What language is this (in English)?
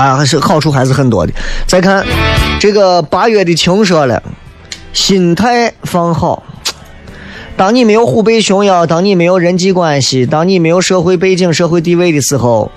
Chinese